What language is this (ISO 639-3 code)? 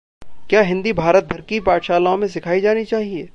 hin